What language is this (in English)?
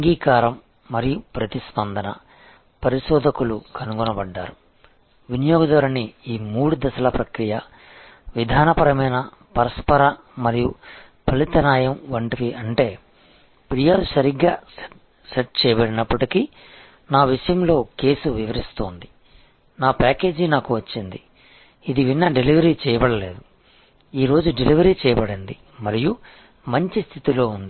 Telugu